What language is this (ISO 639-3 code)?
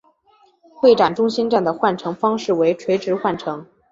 zho